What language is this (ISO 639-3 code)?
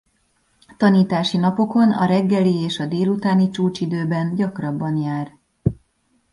hun